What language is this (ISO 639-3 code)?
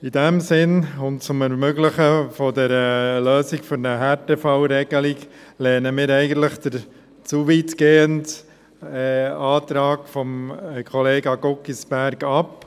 gsw